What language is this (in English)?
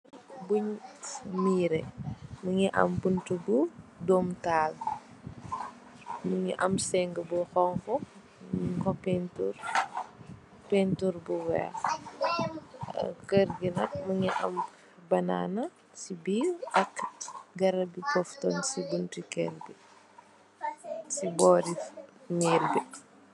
Wolof